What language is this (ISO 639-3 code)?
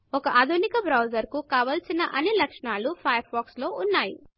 tel